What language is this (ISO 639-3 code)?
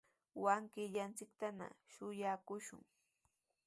qws